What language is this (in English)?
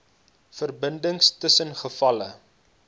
Afrikaans